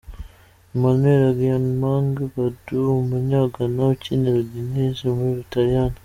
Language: Kinyarwanda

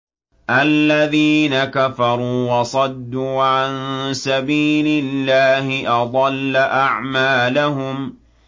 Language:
Arabic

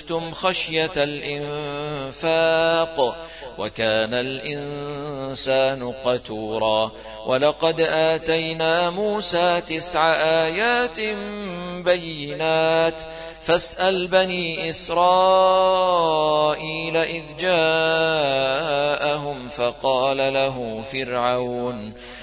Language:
Arabic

